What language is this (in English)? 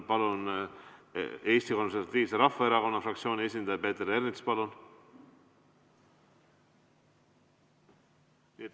Estonian